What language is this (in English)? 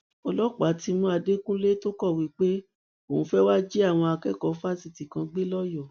Yoruba